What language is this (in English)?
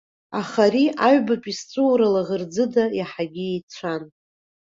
Abkhazian